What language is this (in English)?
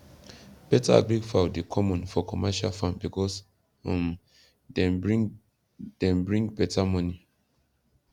Nigerian Pidgin